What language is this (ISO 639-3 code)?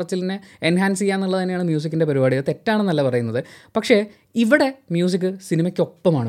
mal